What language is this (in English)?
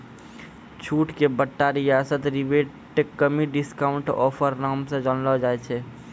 Maithili